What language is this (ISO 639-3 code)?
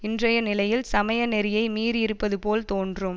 tam